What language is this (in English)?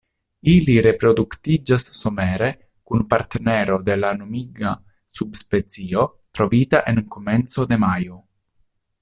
Esperanto